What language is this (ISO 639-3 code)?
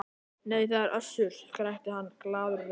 isl